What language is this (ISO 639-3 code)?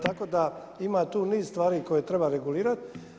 hrv